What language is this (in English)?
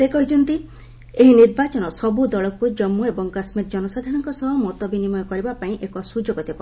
Odia